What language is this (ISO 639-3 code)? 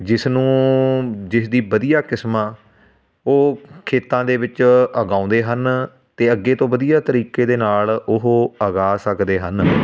pan